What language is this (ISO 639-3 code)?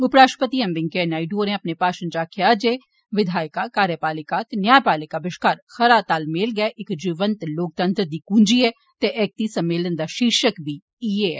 doi